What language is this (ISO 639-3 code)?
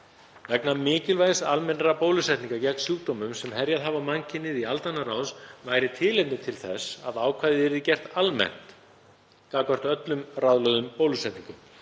isl